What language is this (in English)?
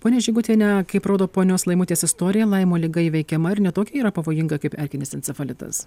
Lithuanian